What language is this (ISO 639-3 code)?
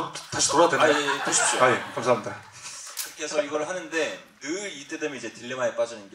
kor